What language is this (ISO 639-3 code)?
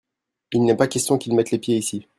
fra